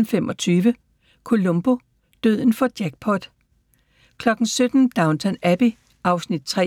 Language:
Danish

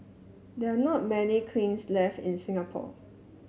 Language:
English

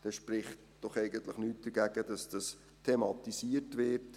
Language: Swiss German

